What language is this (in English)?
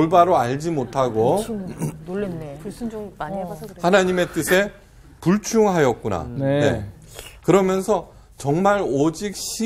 Korean